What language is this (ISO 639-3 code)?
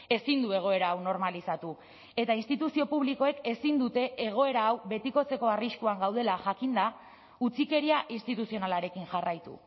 eus